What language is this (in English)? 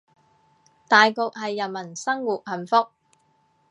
Cantonese